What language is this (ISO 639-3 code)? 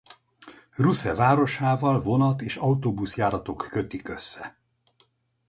hun